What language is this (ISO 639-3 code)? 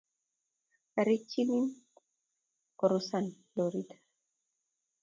kln